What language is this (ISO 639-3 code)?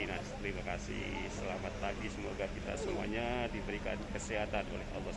ind